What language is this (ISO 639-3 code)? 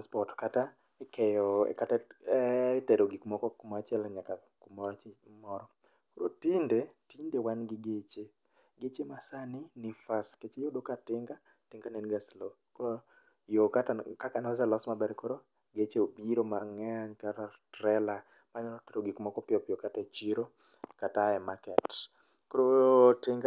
luo